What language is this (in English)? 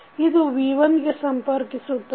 Kannada